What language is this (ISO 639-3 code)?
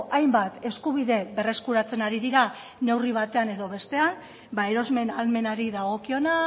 eus